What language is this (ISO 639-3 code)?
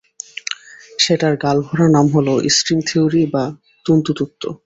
ben